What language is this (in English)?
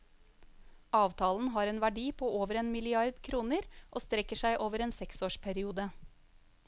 Norwegian